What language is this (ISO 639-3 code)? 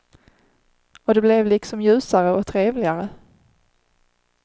swe